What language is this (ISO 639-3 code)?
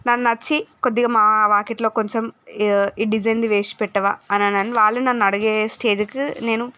tel